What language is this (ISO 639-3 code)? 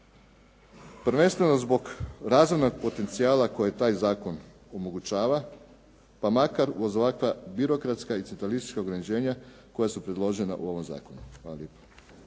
hrv